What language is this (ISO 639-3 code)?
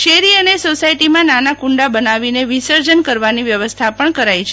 guj